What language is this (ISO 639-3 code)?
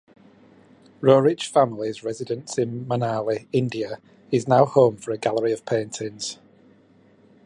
eng